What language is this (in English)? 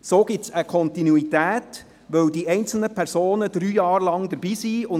Swiss German